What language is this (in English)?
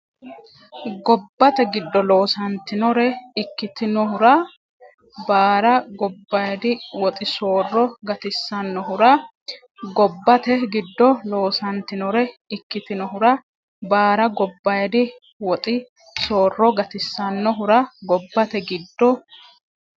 Sidamo